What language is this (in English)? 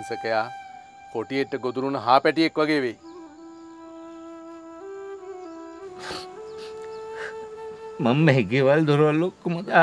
Indonesian